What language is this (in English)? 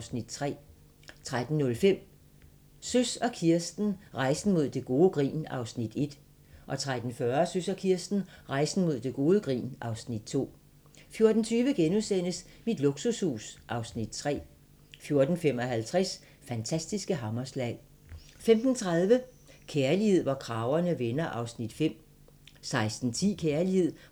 Danish